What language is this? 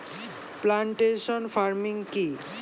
Bangla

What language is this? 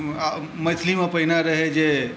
Maithili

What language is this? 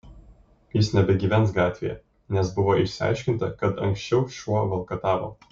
Lithuanian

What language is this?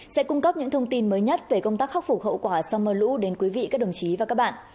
Vietnamese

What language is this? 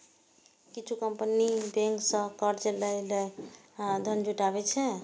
Maithili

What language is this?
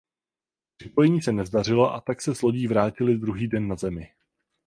Czech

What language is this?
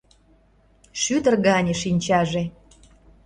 Mari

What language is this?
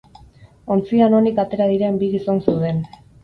Basque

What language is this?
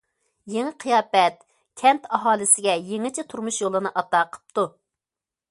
Uyghur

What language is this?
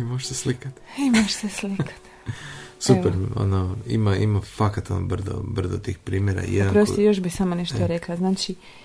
Croatian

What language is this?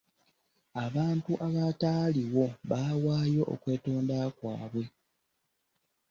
Ganda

